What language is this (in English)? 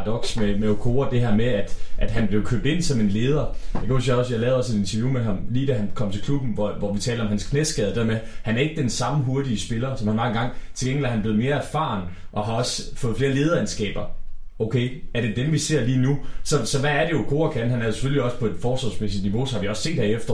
Danish